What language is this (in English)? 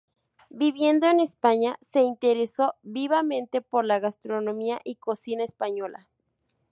Spanish